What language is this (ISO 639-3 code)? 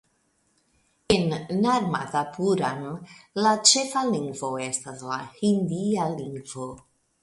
epo